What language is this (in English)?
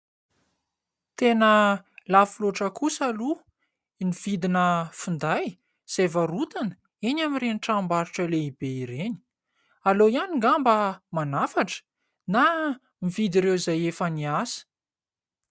Malagasy